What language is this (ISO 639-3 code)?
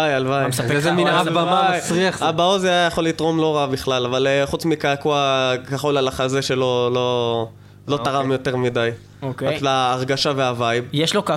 heb